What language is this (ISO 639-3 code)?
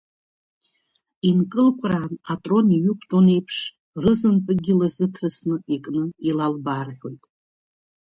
abk